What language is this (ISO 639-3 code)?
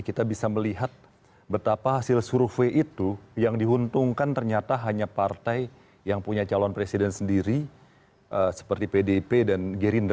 ind